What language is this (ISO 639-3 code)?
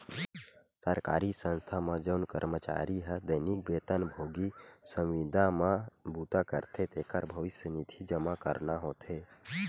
hne